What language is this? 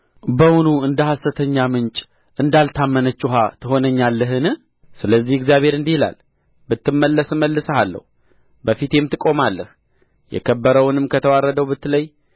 Amharic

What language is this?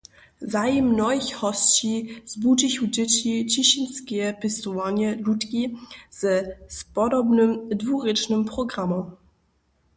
Upper Sorbian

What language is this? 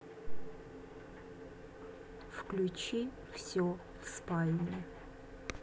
Russian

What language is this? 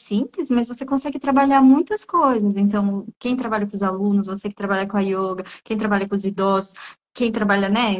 Portuguese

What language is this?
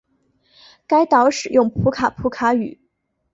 Chinese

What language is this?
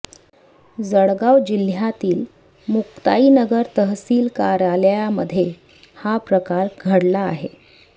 Marathi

